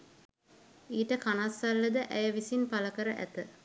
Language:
Sinhala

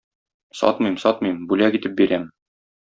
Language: Tatar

